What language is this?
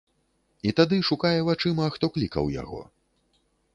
Belarusian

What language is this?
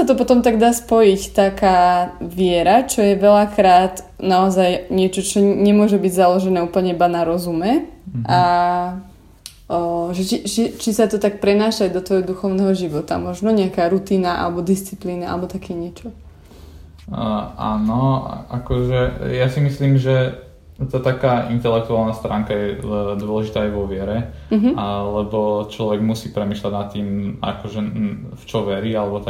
Slovak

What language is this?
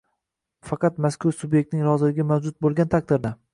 Uzbek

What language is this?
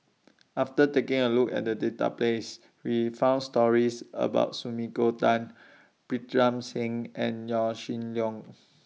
English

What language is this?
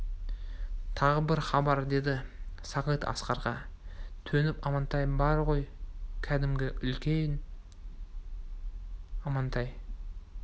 Kazakh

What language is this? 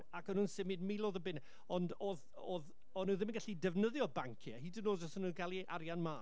Welsh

